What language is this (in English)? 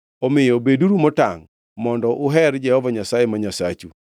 Luo (Kenya and Tanzania)